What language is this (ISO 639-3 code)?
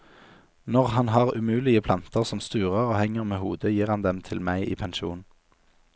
nor